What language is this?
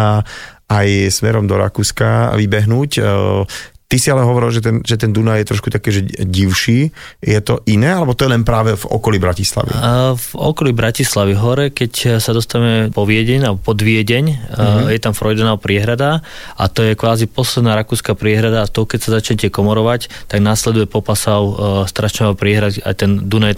Slovak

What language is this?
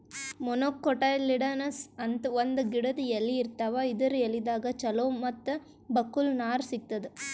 Kannada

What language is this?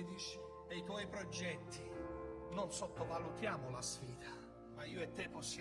Italian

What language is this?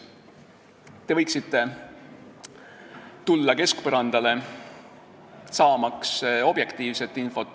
Estonian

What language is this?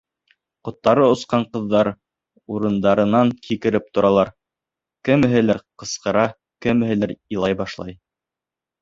Bashkir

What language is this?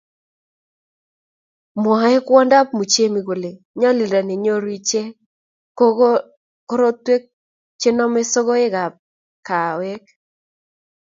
Kalenjin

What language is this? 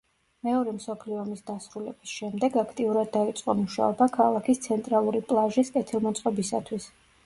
Georgian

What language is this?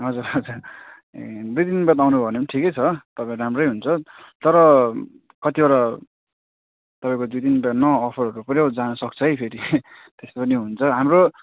Nepali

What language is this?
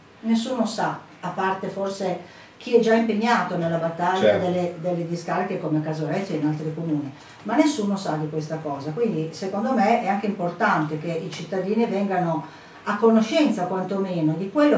Italian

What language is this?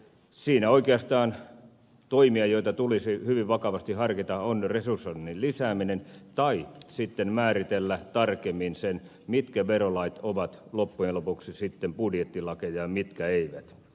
Finnish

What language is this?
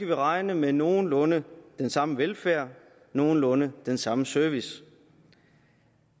Danish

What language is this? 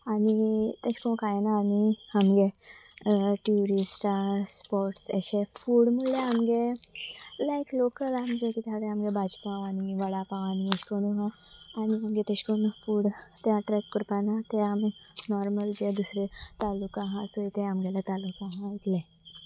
Konkani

